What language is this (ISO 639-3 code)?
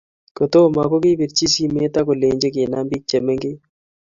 kln